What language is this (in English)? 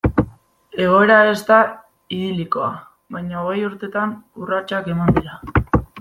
Basque